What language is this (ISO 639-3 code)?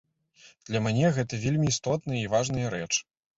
bel